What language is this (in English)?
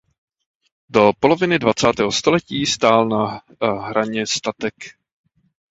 Czech